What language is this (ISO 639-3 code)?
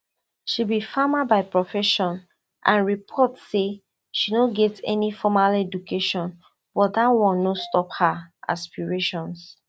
pcm